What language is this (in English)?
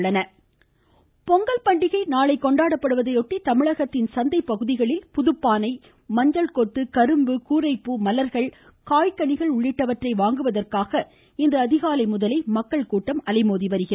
Tamil